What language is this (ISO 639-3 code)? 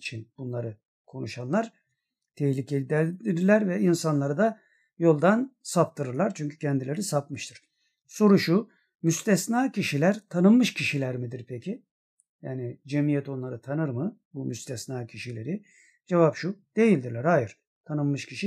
tur